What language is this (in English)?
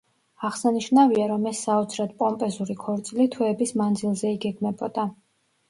Georgian